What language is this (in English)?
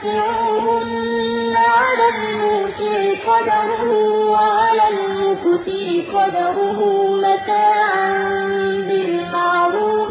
Arabic